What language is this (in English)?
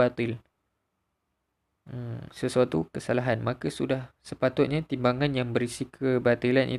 Malay